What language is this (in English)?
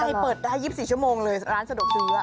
Thai